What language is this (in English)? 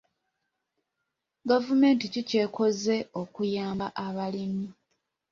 Ganda